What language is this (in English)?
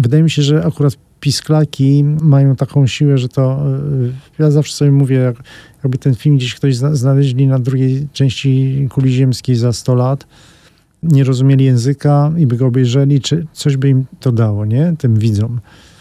Polish